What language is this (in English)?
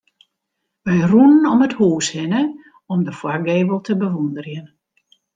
Western Frisian